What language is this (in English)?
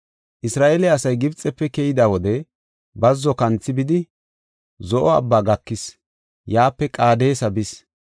Gofa